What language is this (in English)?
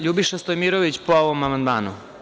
Serbian